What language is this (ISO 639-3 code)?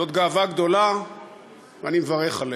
heb